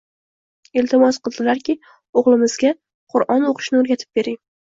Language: Uzbek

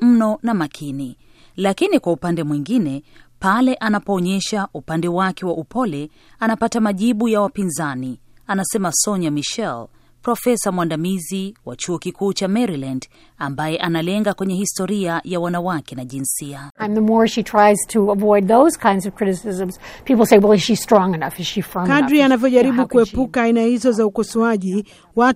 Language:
Swahili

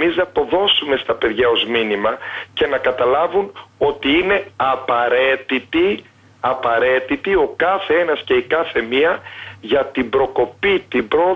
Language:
Greek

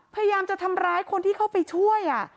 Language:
Thai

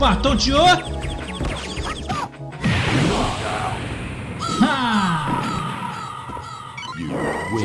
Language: Portuguese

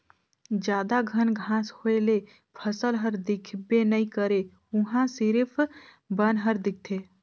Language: Chhattisgarhi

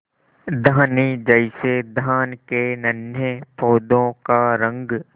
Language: Hindi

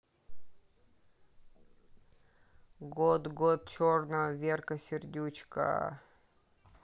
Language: Russian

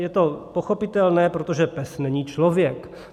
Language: Czech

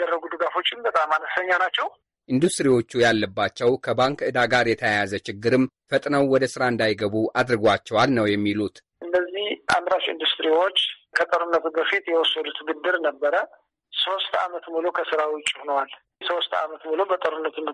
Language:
Amharic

